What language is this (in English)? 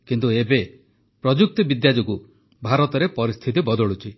Odia